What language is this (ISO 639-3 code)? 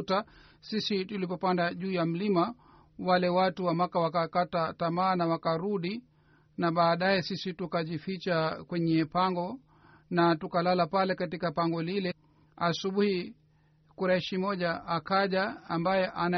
swa